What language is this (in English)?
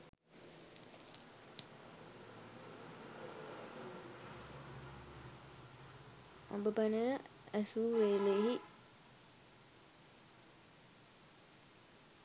Sinhala